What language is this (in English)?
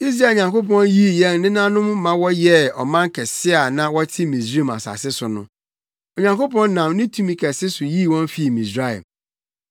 Akan